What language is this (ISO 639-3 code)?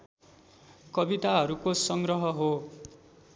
nep